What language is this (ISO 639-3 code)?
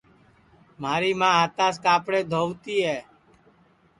ssi